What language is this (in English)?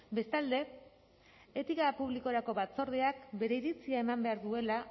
Basque